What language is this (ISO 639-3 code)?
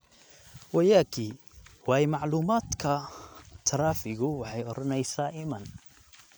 som